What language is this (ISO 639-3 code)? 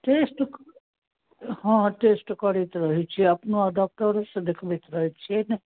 mai